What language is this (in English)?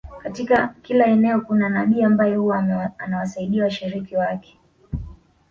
Swahili